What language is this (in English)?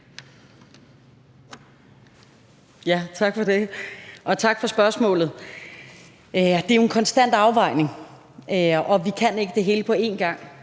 Danish